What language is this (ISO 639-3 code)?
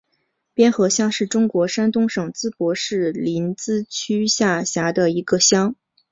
zho